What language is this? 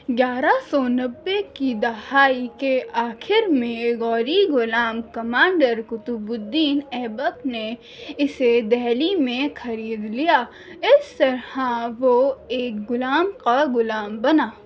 Urdu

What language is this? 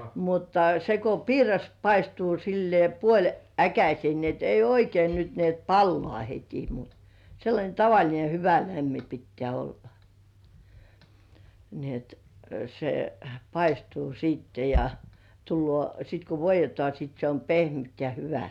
Finnish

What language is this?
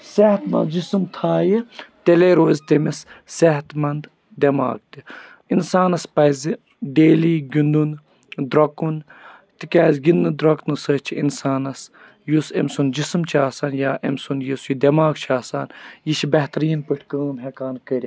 Kashmiri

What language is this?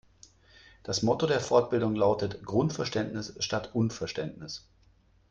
German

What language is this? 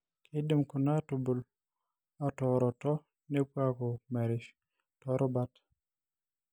Masai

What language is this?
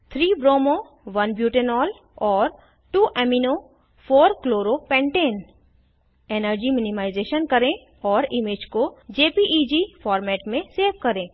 Hindi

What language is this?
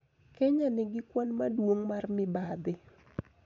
Luo (Kenya and Tanzania)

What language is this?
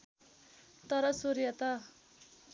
Nepali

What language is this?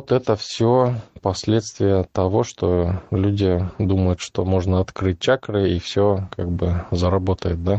Russian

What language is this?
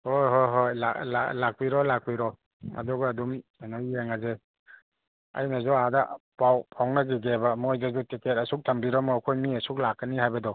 Manipuri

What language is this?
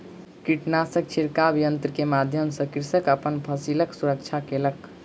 Maithili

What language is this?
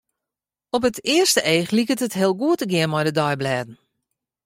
Western Frisian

